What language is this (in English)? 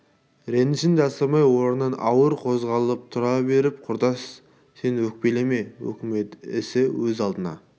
Kazakh